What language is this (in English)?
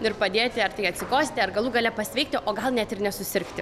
Lithuanian